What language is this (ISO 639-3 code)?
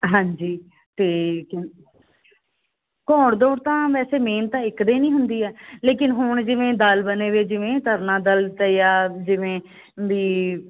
pan